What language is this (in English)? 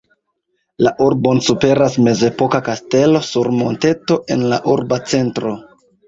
Esperanto